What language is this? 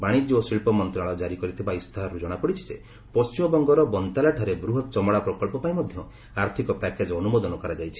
Odia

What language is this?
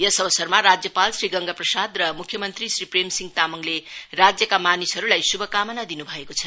Nepali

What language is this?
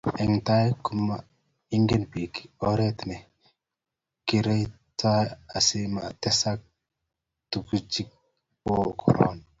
Kalenjin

